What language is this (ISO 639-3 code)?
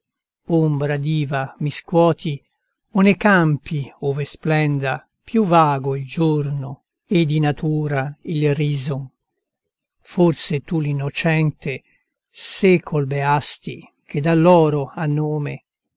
ita